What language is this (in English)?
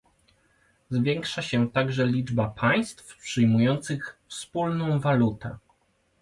Polish